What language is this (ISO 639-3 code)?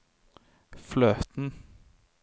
nor